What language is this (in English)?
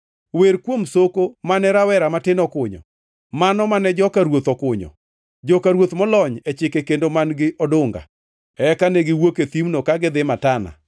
Luo (Kenya and Tanzania)